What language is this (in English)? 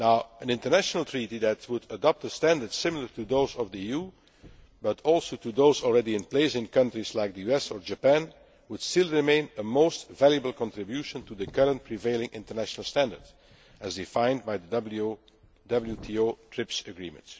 English